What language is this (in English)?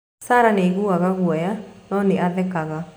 Kikuyu